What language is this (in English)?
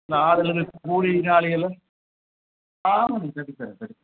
Tamil